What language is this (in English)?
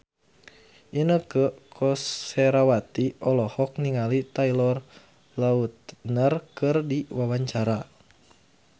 Sundanese